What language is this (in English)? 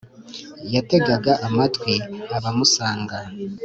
Kinyarwanda